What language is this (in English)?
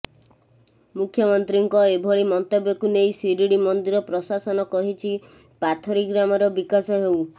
Odia